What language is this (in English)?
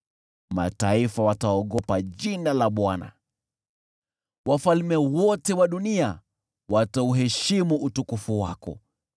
Swahili